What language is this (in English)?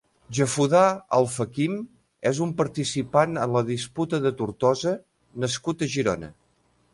Catalan